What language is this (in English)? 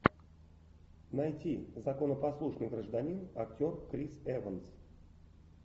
Russian